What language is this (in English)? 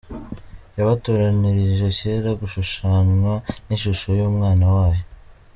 Kinyarwanda